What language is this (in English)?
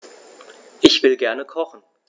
German